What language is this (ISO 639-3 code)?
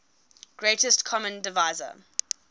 eng